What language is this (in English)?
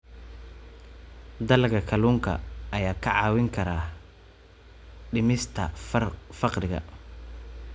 Somali